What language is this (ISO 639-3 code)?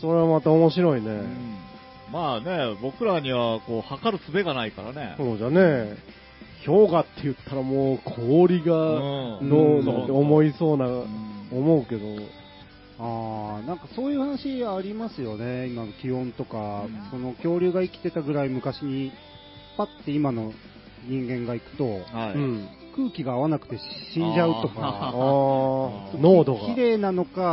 jpn